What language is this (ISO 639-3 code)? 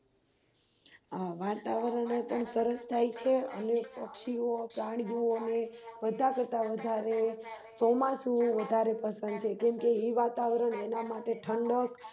guj